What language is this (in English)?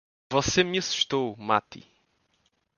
Portuguese